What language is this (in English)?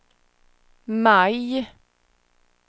Swedish